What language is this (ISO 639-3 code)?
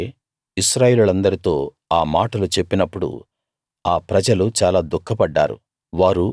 tel